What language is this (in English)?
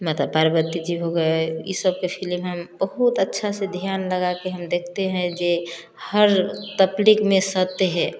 Hindi